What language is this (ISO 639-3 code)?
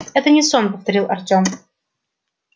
rus